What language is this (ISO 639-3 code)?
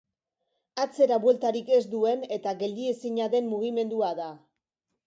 eus